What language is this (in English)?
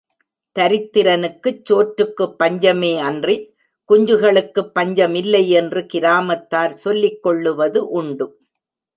Tamil